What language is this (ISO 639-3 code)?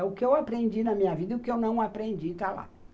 por